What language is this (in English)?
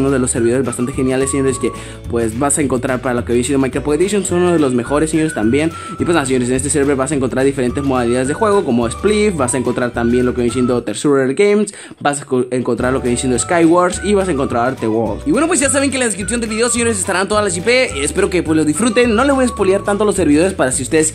Spanish